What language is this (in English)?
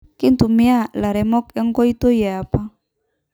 Masai